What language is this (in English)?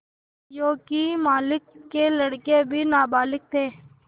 Hindi